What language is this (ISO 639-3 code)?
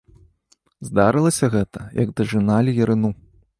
bel